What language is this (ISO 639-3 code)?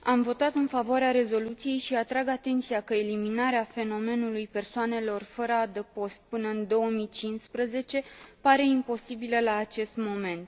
ron